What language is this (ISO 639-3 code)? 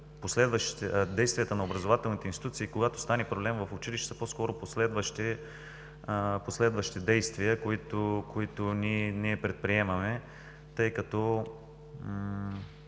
bul